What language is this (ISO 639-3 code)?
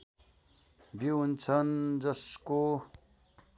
nep